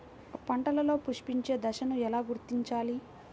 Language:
Telugu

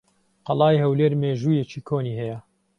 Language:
Central Kurdish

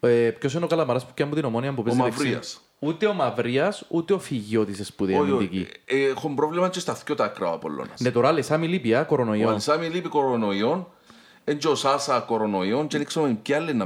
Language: Greek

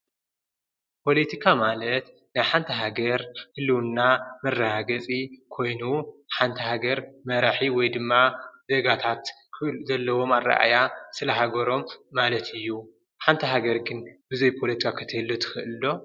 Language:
Tigrinya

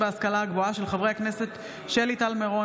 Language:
Hebrew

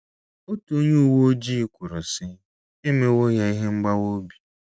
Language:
Igbo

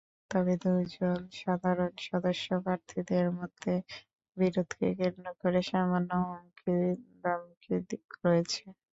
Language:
Bangla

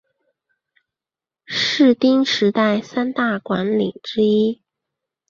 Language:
Chinese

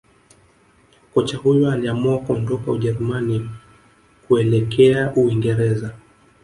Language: Swahili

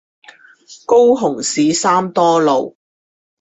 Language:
Chinese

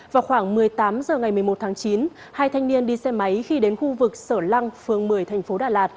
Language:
Vietnamese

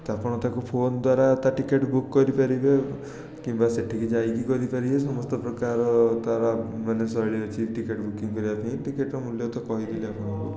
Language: Odia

